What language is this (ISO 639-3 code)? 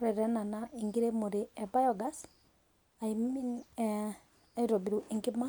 mas